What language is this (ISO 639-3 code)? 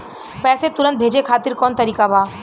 bho